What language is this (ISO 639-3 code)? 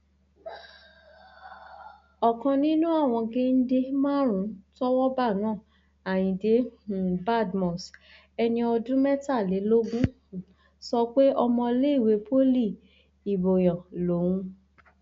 yor